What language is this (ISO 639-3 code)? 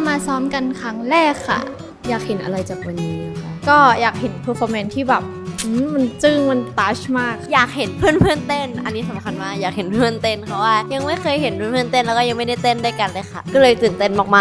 tha